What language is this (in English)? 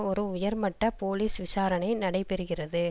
Tamil